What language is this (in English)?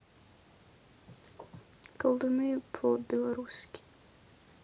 Russian